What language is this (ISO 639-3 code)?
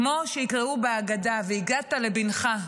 heb